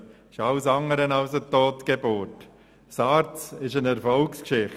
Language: Swiss German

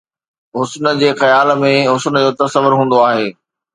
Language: Sindhi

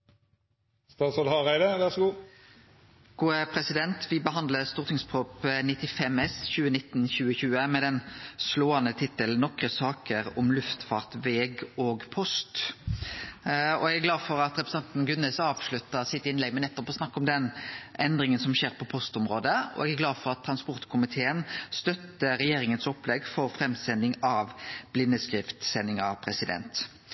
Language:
Norwegian Nynorsk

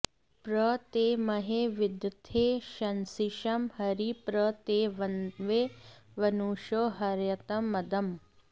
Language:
Sanskrit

